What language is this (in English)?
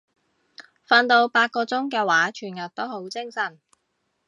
Cantonese